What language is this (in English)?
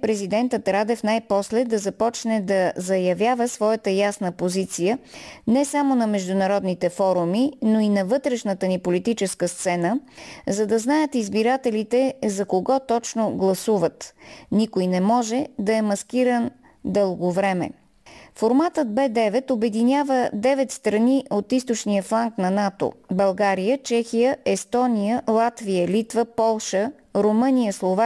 Bulgarian